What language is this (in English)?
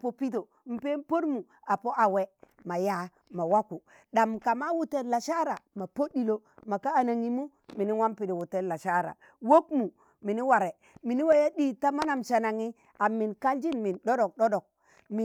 Tangale